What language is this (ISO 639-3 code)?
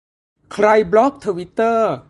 tha